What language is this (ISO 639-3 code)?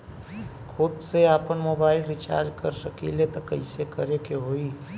bho